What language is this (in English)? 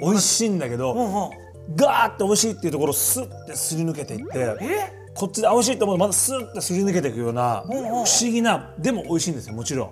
Japanese